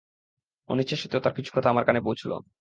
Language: Bangla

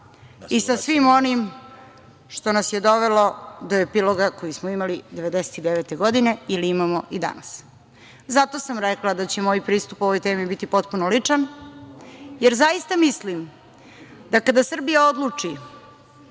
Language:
Serbian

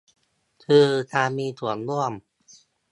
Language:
Thai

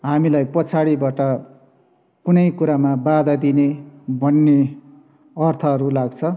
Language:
Nepali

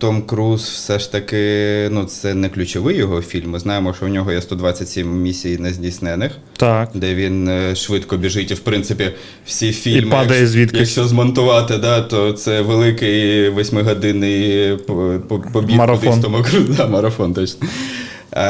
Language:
Ukrainian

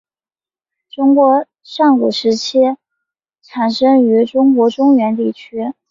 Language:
Chinese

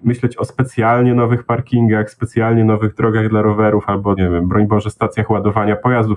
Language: Polish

